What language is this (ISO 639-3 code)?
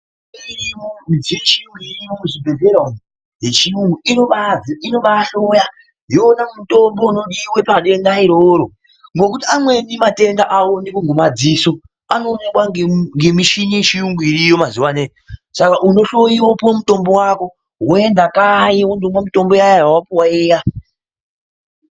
ndc